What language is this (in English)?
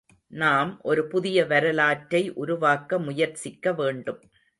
Tamil